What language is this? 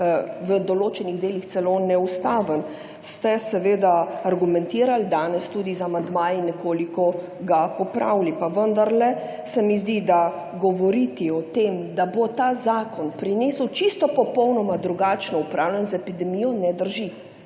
Slovenian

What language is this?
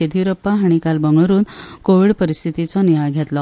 Konkani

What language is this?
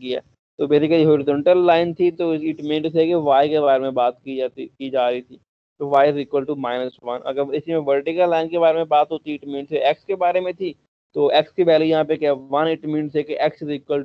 Hindi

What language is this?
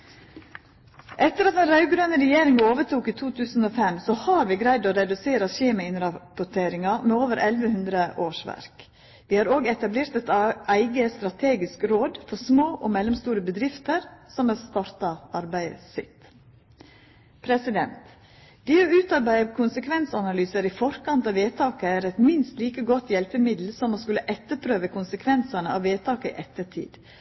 Norwegian Nynorsk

